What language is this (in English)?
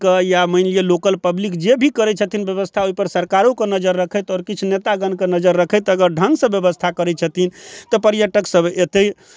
Maithili